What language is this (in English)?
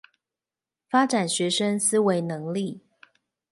Chinese